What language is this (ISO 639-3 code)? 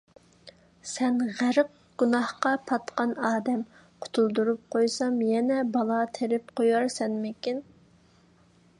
uig